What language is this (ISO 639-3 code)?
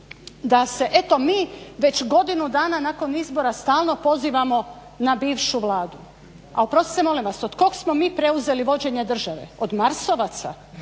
hrv